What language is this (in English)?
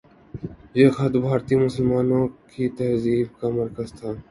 Urdu